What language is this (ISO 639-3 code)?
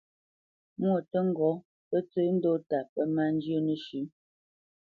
bce